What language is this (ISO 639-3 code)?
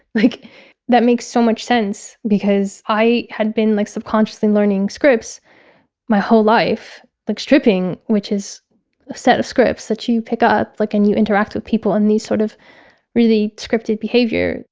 eng